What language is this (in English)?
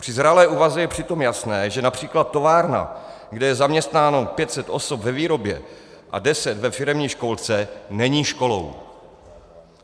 Czech